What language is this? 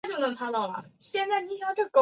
Chinese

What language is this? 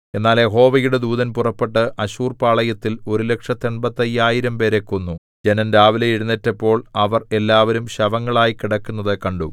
Malayalam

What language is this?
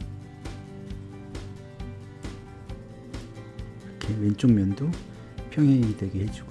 Korean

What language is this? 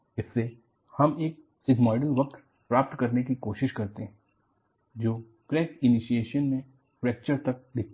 Hindi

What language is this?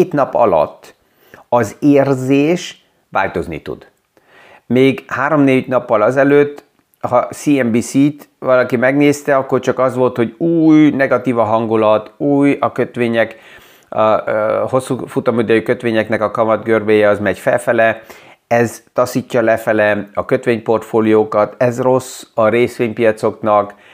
Hungarian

